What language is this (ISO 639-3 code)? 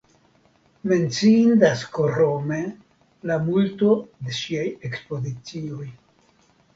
epo